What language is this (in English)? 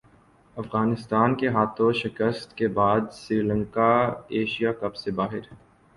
Urdu